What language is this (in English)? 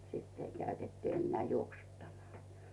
Finnish